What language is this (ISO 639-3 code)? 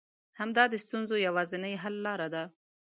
pus